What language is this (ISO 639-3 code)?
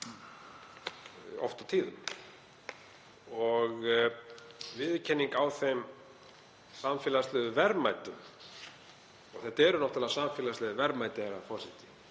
isl